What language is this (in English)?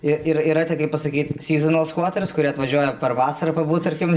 Lithuanian